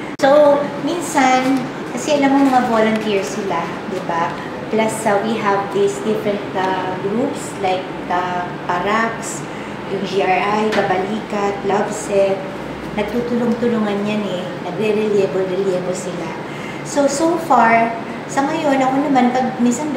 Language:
Filipino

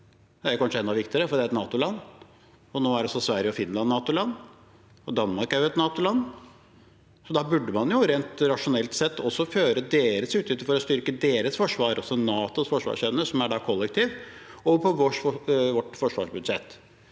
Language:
Norwegian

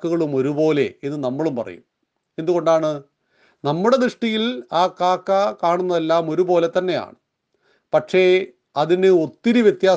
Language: Malayalam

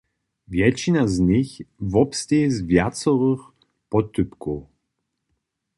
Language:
Upper Sorbian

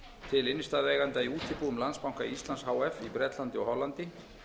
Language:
Icelandic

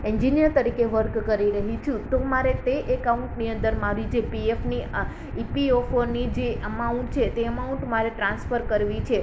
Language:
Gujarati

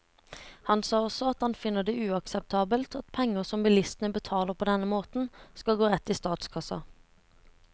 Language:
Norwegian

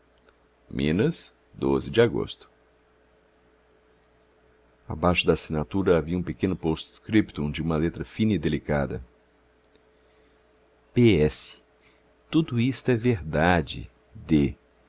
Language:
Portuguese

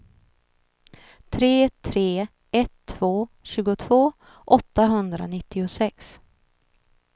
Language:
Swedish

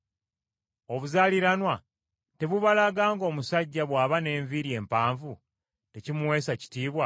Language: Ganda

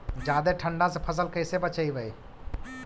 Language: Magahi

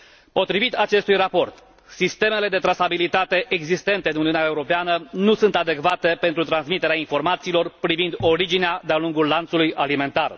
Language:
Romanian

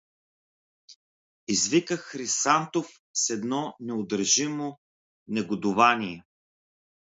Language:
Bulgarian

